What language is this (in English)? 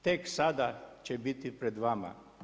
Croatian